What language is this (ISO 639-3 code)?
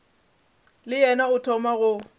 nso